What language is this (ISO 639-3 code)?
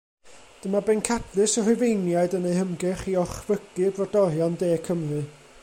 cym